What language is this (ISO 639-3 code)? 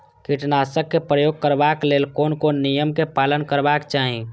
mai